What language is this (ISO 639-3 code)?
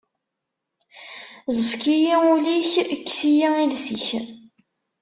kab